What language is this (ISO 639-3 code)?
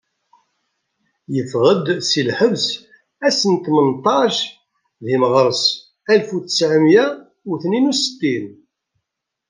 kab